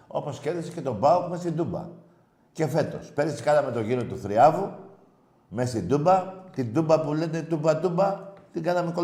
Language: Greek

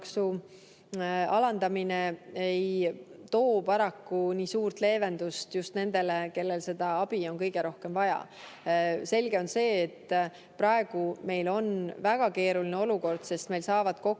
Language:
Estonian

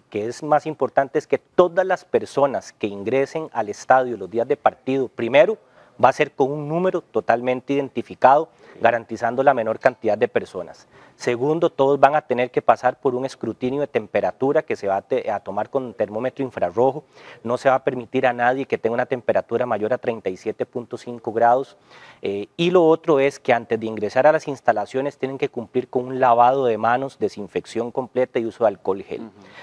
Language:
Spanish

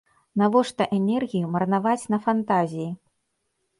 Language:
Belarusian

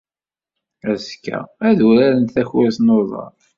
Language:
Kabyle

